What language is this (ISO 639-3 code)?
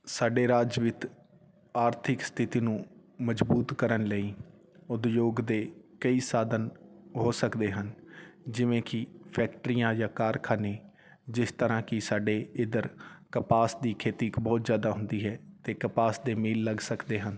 pan